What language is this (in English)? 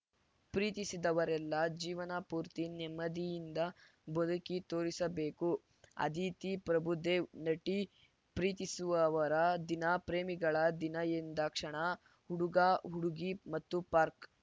Kannada